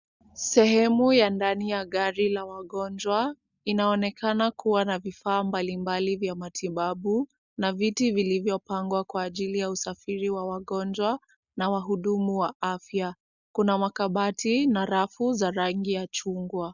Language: Swahili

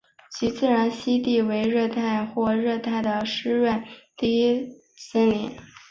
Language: Chinese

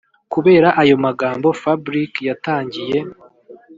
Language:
Kinyarwanda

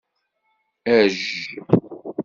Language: Kabyle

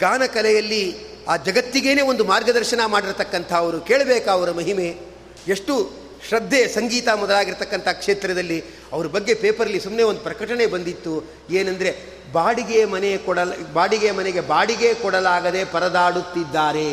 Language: Kannada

